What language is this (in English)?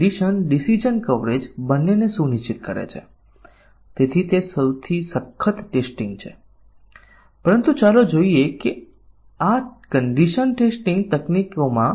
Gujarati